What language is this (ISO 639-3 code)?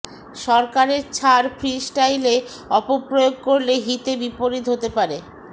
ben